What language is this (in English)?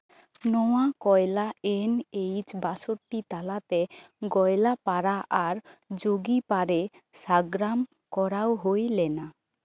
Santali